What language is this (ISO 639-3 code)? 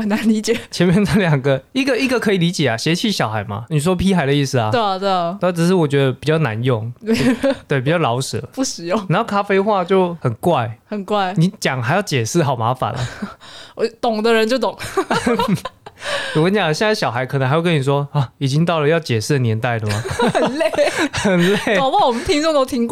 zho